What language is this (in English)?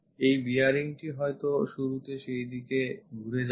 Bangla